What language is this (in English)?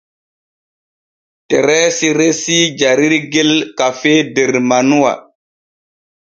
Borgu Fulfulde